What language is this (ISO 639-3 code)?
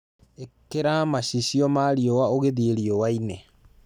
kik